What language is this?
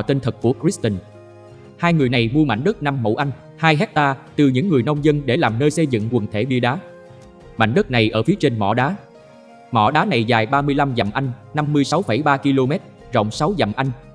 Vietnamese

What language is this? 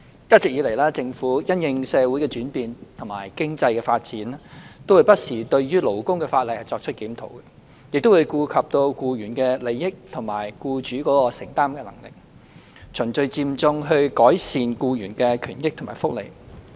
Cantonese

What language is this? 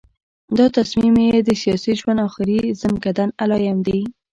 Pashto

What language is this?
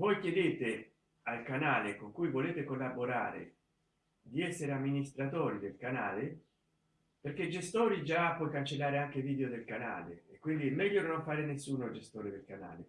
Italian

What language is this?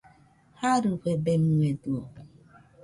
Nüpode Huitoto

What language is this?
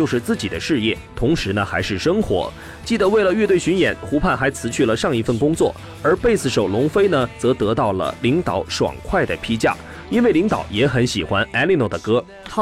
Chinese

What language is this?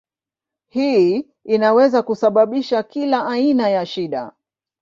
Swahili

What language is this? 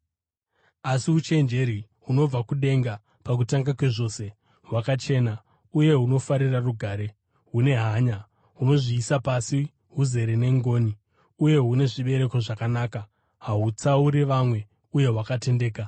Shona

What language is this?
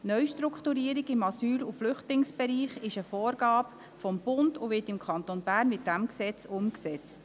Swiss German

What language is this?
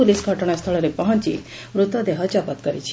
Odia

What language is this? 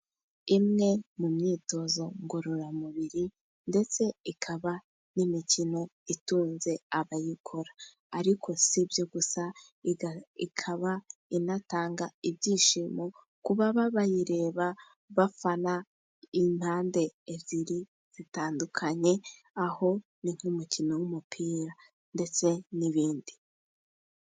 Kinyarwanda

